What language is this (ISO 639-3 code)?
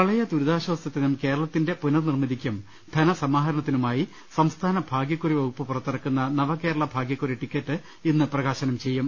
mal